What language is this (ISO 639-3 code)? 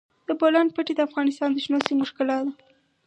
pus